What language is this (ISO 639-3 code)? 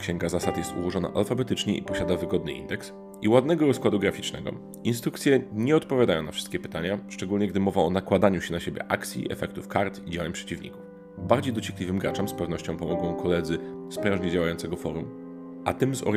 pol